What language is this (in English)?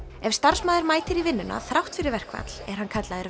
Icelandic